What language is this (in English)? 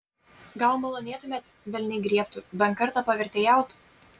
Lithuanian